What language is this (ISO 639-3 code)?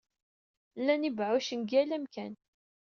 kab